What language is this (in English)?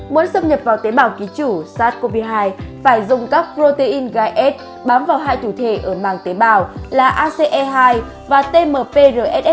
Vietnamese